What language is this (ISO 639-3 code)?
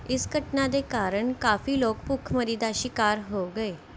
pan